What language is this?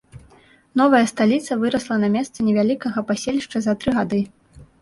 Belarusian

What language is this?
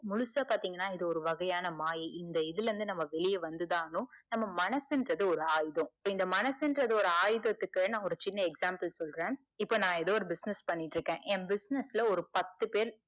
Tamil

